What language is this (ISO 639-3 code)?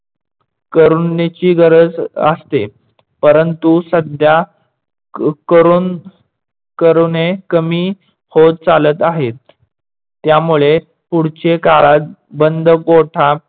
mar